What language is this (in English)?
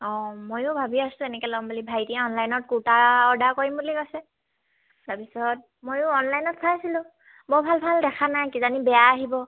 Assamese